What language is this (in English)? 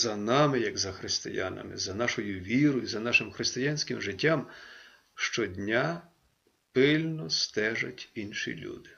Ukrainian